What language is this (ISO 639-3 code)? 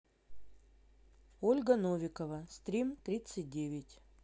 rus